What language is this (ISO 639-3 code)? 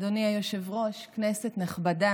heb